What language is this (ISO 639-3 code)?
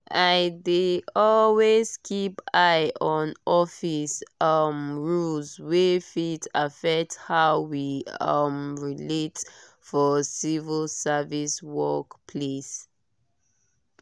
pcm